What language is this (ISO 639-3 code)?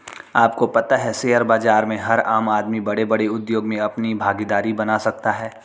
hin